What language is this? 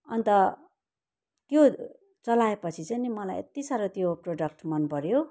Nepali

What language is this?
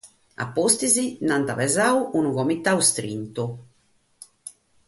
Sardinian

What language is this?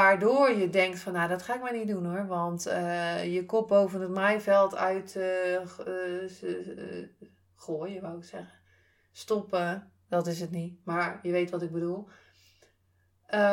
Dutch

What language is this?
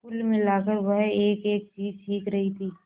Hindi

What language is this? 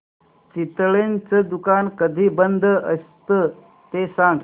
Marathi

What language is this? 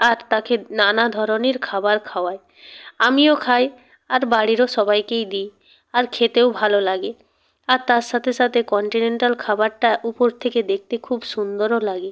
Bangla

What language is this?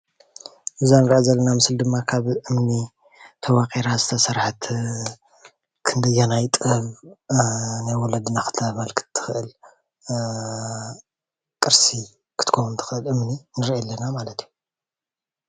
Tigrinya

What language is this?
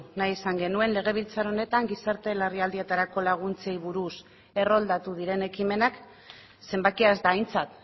Basque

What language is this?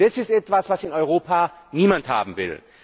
German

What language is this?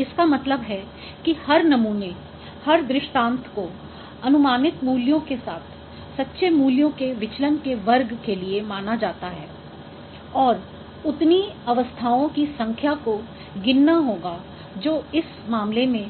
Hindi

